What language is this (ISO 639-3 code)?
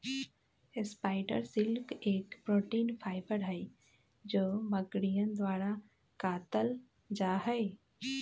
mag